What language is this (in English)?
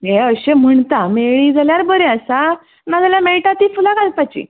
Konkani